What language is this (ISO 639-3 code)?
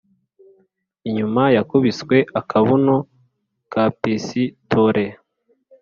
kin